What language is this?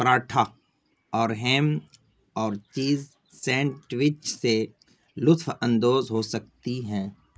Urdu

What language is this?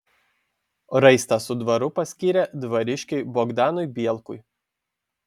Lithuanian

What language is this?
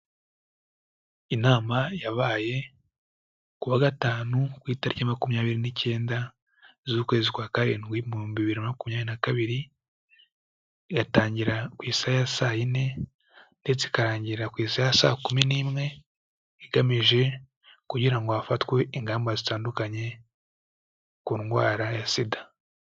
Kinyarwanda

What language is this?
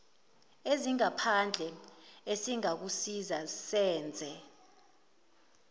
Zulu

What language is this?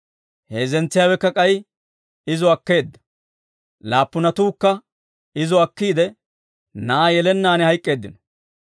Dawro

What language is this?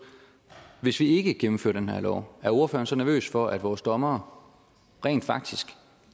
Danish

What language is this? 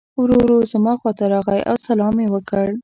Pashto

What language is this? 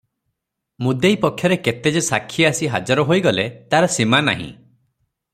Odia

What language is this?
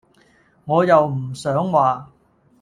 Cantonese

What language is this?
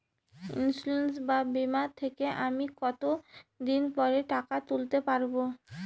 Bangla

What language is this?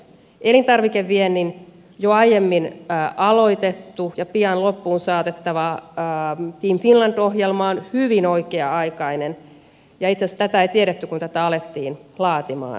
Finnish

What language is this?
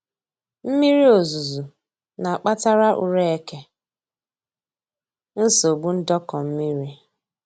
Igbo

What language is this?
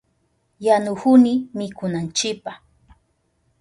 Southern Pastaza Quechua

